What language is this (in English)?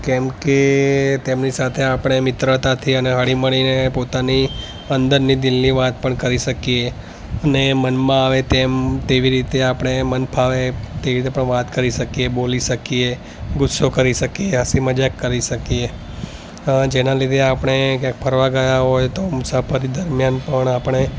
Gujarati